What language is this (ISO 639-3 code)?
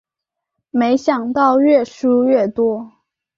zho